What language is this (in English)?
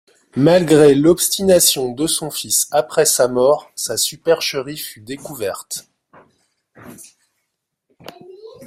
French